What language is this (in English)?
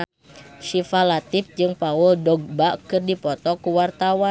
Sundanese